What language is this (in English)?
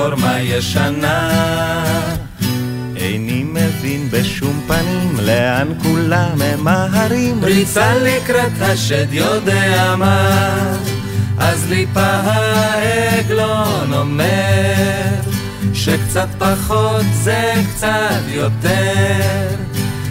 Hebrew